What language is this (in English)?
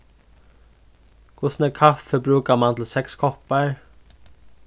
Faroese